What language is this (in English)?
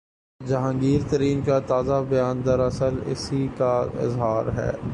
Urdu